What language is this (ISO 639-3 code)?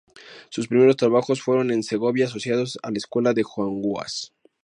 spa